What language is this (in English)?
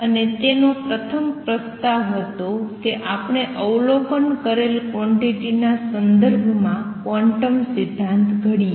Gujarati